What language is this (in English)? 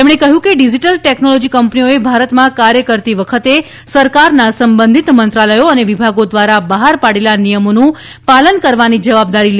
Gujarati